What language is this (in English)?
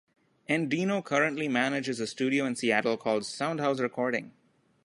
English